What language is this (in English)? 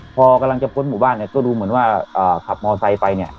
Thai